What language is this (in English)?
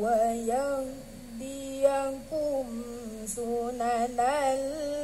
Arabic